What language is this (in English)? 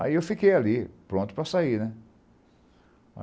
Portuguese